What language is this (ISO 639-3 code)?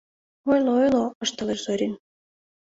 chm